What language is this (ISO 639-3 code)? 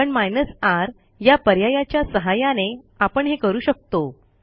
mar